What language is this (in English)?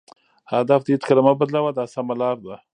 Pashto